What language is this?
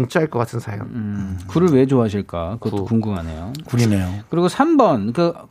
Korean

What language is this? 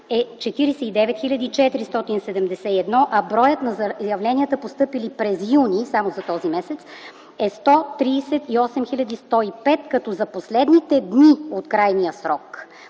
Bulgarian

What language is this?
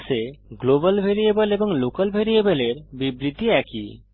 Bangla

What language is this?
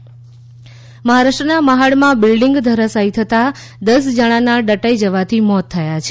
Gujarati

